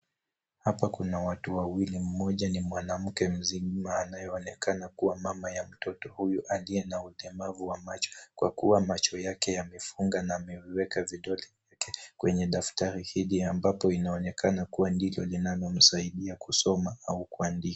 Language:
Swahili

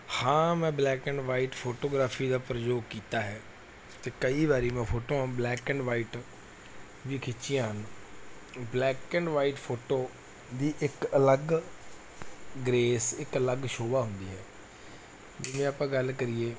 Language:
Punjabi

